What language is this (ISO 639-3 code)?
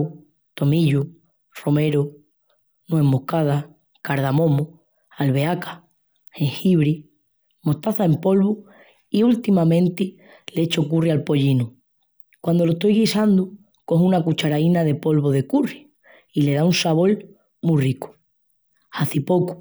ext